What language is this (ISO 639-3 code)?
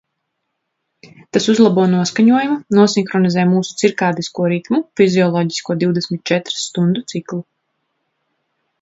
lav